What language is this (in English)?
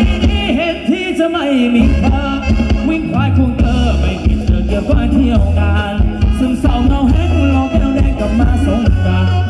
Thai